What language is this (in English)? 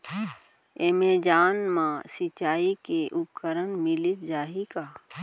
Chhattisgarhi